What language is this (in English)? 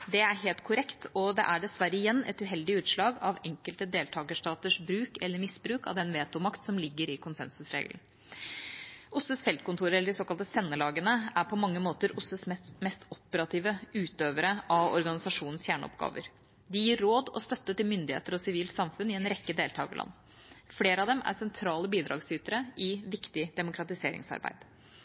Norwegian Bokmål